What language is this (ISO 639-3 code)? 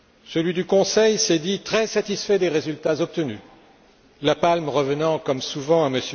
fra